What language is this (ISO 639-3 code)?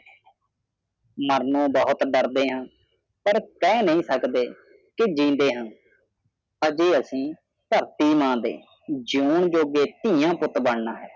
pan